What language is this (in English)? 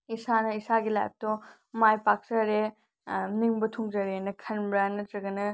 Manipuri